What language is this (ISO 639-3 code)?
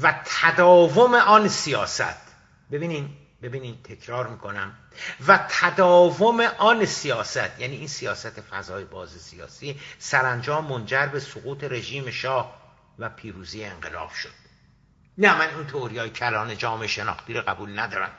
fas